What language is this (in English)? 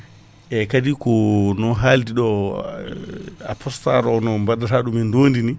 Fula